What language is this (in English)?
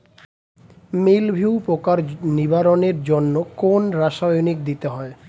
Bangla